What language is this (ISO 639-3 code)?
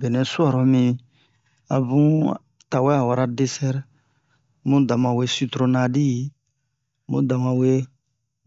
bmq